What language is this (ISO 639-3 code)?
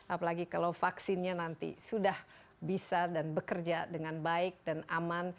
ind